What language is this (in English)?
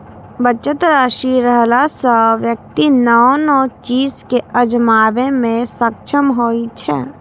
Maithili